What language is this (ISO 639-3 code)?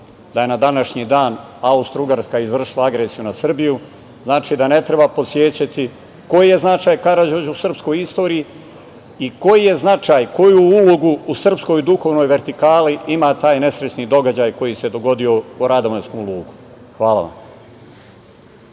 srp